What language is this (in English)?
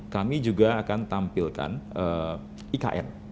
Indonesian